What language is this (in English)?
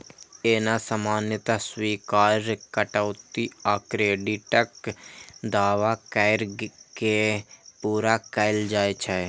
Maithili